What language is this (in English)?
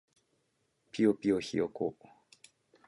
Japanese